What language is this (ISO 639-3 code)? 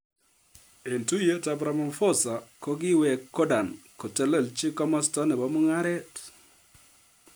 kln